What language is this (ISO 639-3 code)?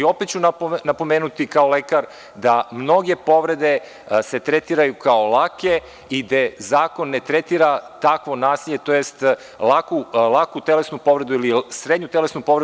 srp